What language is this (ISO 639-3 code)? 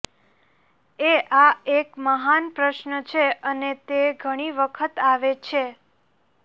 guj